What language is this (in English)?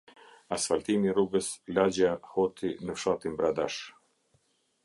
Albanian